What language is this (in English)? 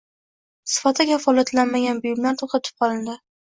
Uzbek